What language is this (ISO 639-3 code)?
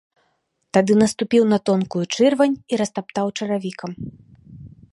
bel